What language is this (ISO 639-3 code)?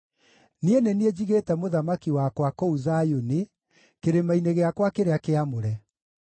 kik